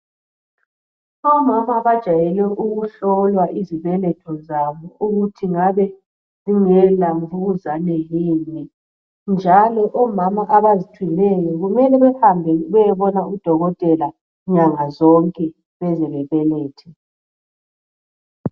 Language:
North Ndebele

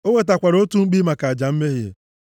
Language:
Igbo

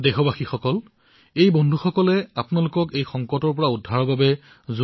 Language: Assamese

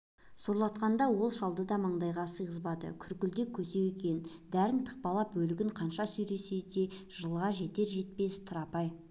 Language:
Kazakh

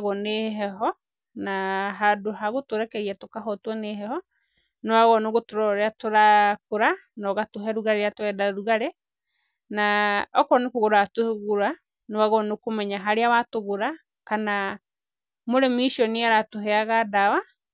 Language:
Kikuyu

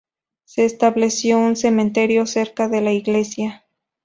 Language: Spanish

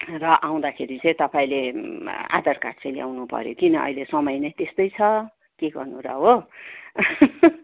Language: Nepali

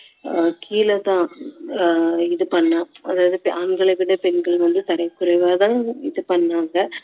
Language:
Tamil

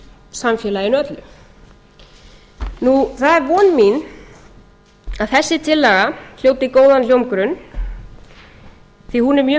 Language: Icelandic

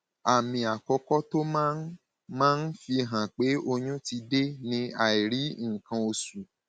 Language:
Yoruba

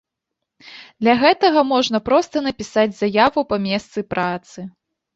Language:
Belarusian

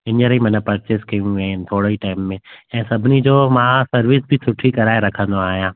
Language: Sindhi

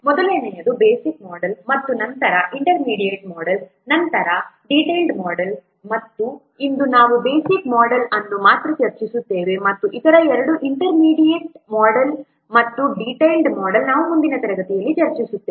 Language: Kannada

